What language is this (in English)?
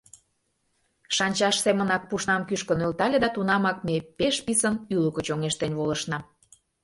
Mari